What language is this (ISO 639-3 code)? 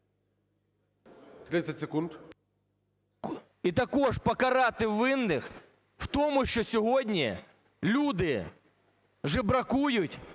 ukr